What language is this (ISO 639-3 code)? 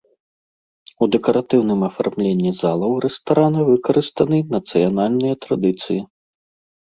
bel